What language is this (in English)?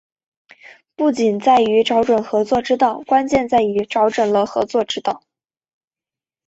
Chinese